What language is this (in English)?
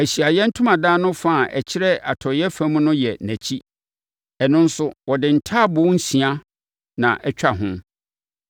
Akan